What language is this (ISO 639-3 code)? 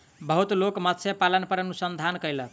mai